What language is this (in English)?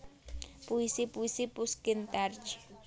Javanese